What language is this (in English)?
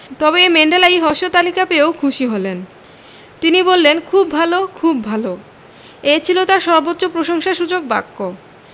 Bangla